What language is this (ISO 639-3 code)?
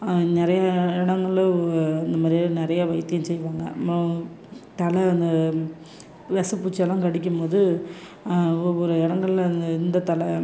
tam